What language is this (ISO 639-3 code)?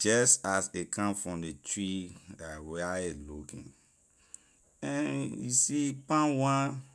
lir